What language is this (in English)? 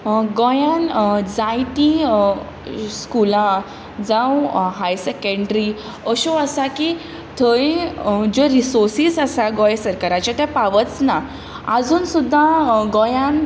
Konkani